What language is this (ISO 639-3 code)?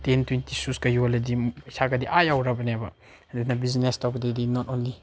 mni